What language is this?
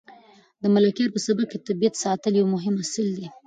Pashto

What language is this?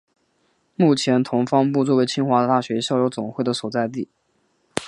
Chinese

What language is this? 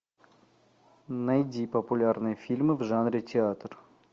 Russian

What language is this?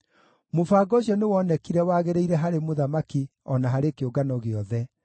Kikuyu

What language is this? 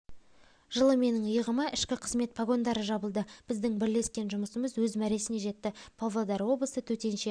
Kazakh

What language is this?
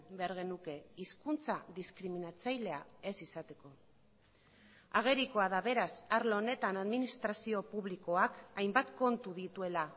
Basque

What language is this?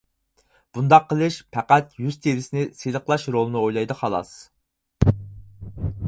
Uyghur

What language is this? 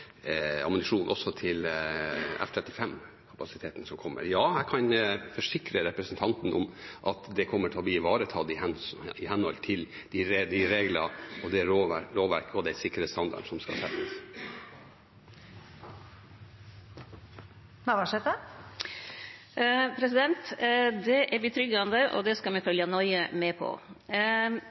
Norwegian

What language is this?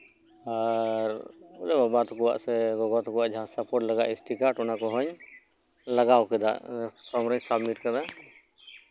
Santali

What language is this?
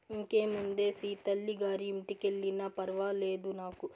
Telugu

